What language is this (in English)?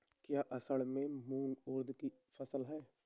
Hindi